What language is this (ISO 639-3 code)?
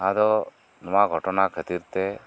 sat